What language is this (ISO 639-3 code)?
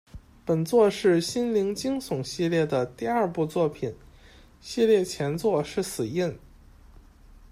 zho